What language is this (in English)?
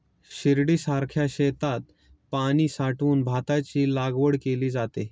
Marathi